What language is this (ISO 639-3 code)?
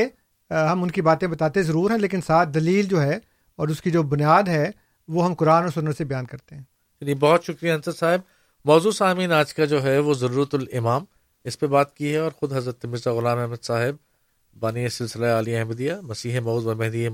urd